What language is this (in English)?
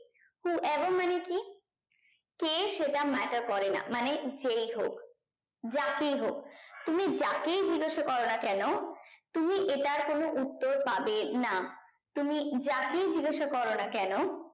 Bangla